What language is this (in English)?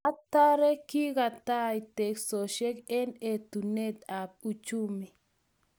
Kalenjin